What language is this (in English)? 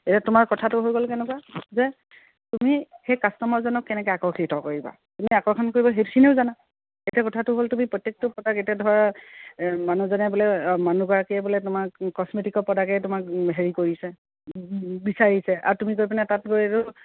Assamese